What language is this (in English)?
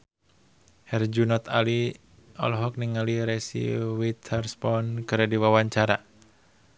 Sundanese